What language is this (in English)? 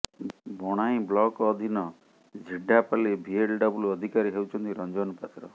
Odia